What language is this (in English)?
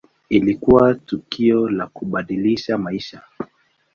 Swahili